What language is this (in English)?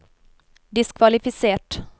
Norwegian